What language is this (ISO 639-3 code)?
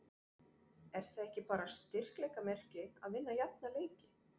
isl